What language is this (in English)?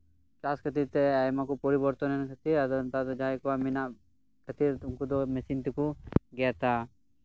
Santali